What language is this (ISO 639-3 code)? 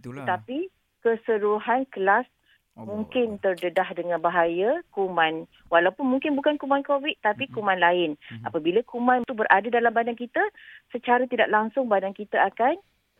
msa